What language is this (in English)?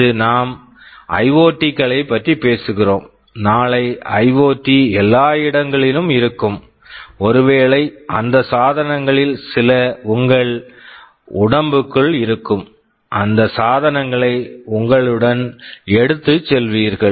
Tamil